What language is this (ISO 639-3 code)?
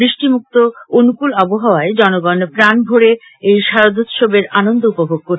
ben